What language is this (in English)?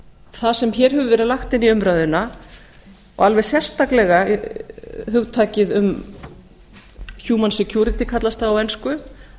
Icelandic